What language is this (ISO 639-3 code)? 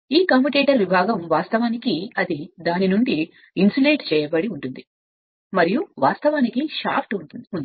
tel